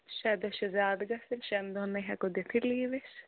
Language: Kashmiri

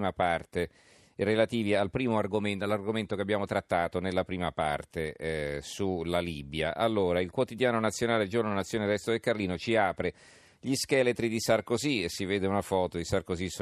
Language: Italian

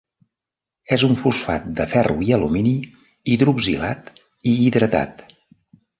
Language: Catalan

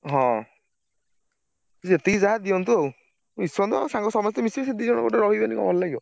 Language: Odia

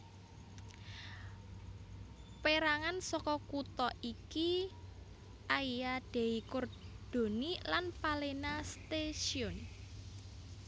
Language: Javanese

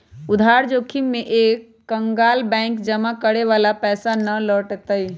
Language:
Magahi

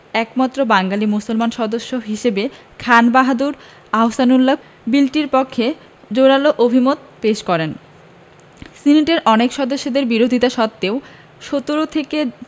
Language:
Bangla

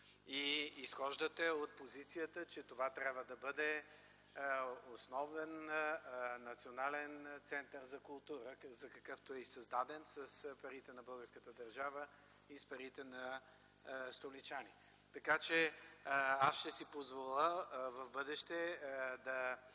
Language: Bulgarian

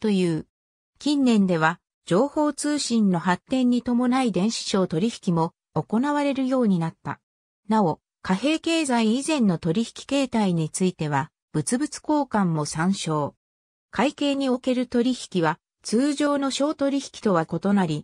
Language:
Japanese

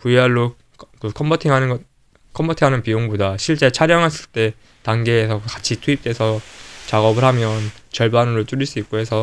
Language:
Korean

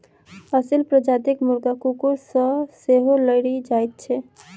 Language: Maithili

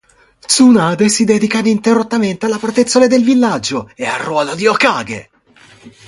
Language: Italian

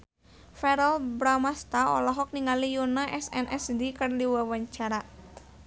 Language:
Sundanese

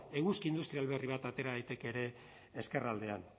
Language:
Basque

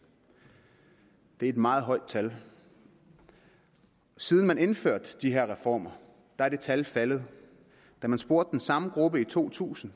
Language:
Danish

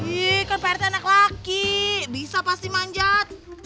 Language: Indonesian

